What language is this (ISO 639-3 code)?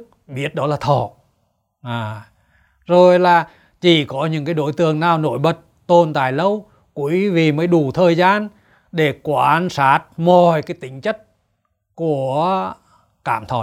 vie